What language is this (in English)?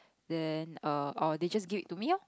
English